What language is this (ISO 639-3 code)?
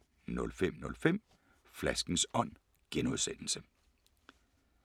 dan